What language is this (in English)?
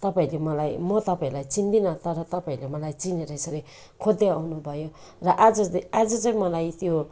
Nepali